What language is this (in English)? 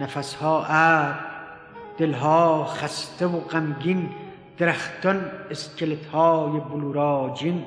Persian